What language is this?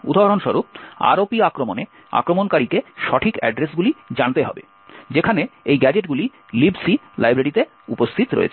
Bangla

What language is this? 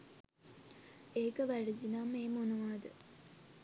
Sinhala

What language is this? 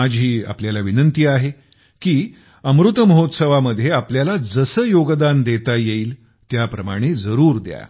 Marathi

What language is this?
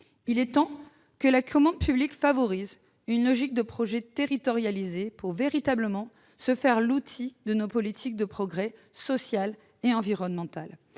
French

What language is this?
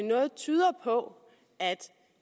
Danish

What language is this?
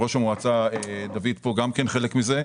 Hebrew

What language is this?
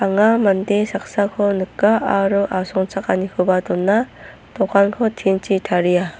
Garo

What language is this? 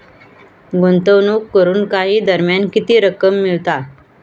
Marathi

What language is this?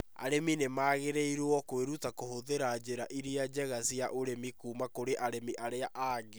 Kikuyu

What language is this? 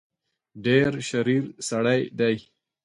Pashto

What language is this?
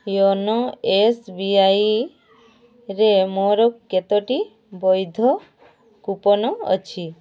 Odia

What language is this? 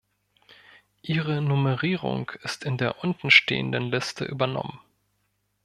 German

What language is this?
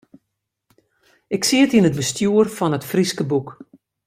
Western Frisian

